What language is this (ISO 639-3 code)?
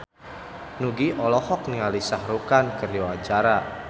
sun